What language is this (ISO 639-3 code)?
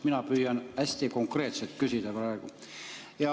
est